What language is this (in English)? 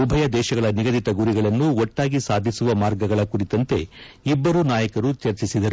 Kannada